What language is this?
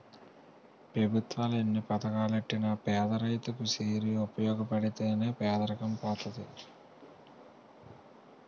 Telugu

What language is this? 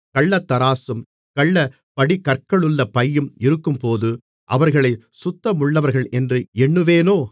Tamil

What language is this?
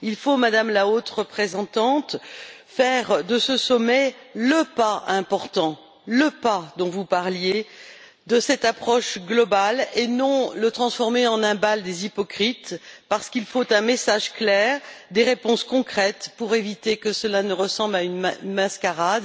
French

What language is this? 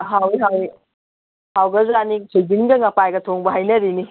Manipuri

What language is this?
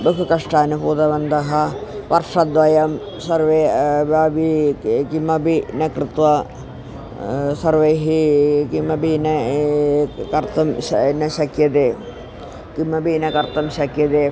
Sanskrit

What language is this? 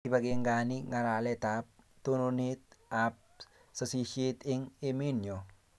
Kalenjin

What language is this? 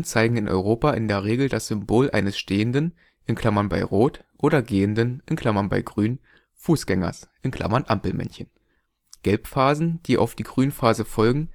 German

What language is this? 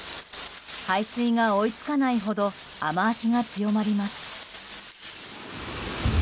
Japanese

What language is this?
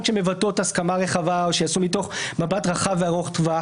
Hebrew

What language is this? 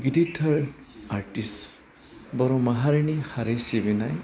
Bodo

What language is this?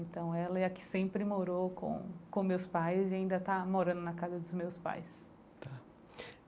Portuguese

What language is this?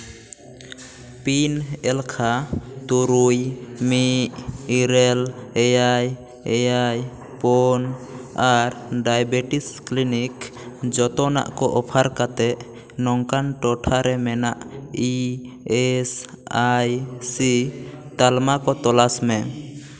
Santali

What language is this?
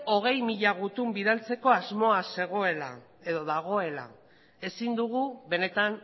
Basque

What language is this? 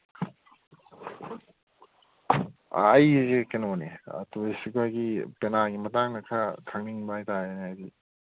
Manipuri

